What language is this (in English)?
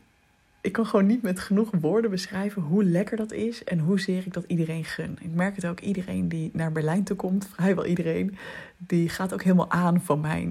Dutch